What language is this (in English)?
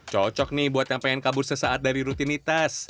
Indonesian